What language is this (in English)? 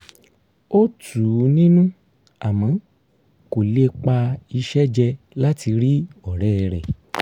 Yoruba